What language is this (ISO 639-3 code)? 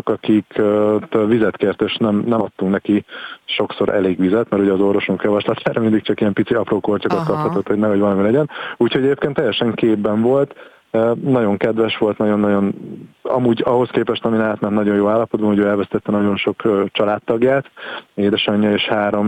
hun